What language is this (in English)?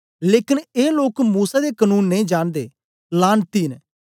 Dogri